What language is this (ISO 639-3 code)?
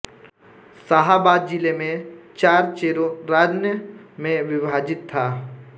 hin